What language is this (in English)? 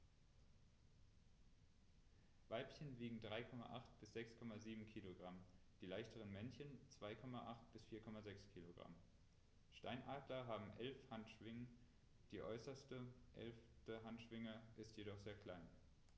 German